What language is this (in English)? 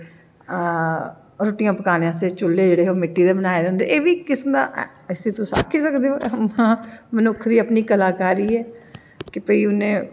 Dogri